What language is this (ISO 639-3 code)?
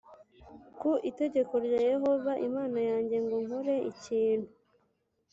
kin